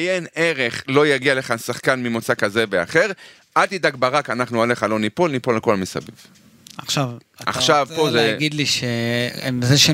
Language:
Hebrew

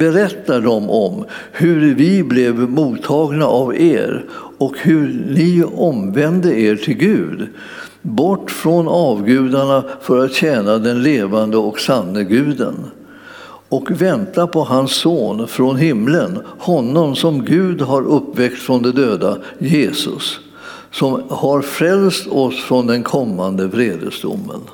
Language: Swedish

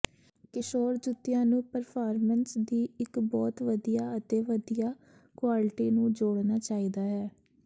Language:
Punjabi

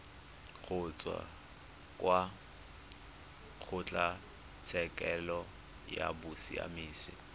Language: Tswana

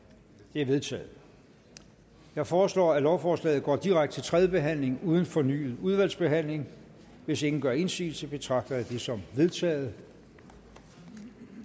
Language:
Danish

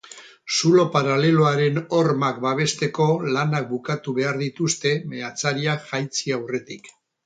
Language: Basque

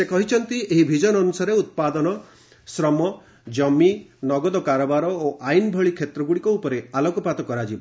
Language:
Odia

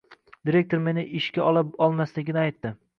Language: Uzbek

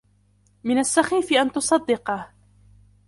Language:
Arabic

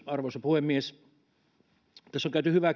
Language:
Finnish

